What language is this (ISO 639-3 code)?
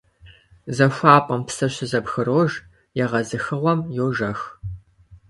kbd